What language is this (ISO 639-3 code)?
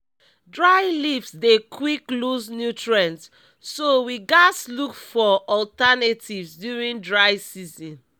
pcm